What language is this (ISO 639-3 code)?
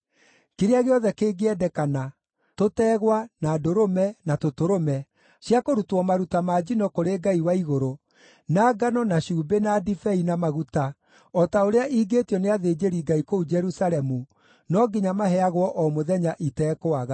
kik